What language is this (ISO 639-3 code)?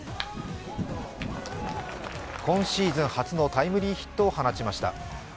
jpn